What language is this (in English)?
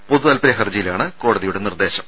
Malayalam